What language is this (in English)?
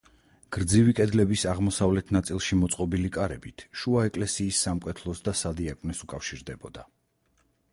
Georgian